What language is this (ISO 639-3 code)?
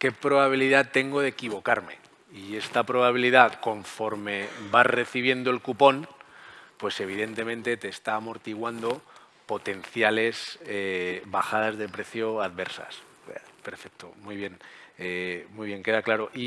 spa